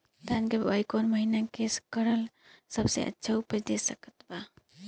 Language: Bhojpuri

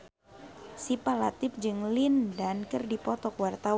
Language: Sundanese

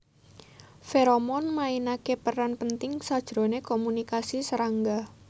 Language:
Javanese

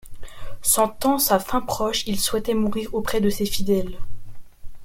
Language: French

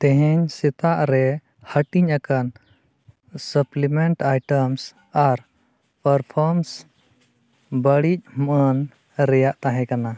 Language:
Santali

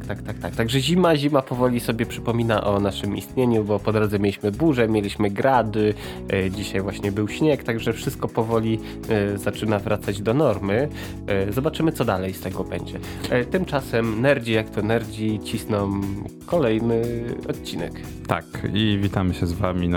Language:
Polish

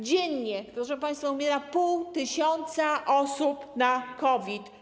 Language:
Polish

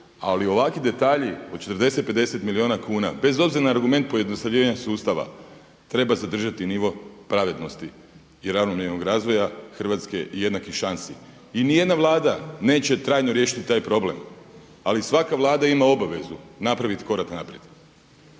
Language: Croatian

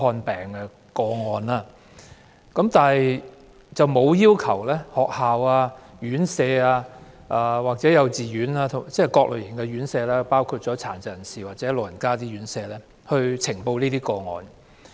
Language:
Cantonese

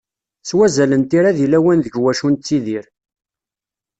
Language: Kabyle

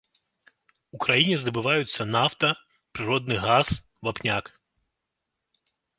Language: Belarusian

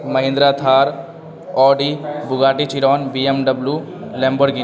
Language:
Urdu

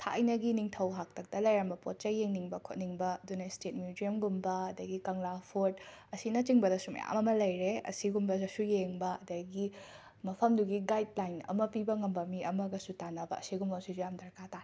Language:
Manipuri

